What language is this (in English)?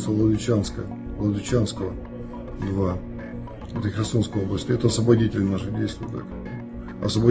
Russian